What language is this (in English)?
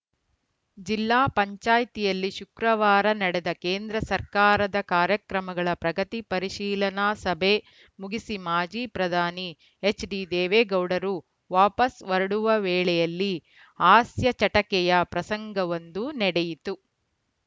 Kannada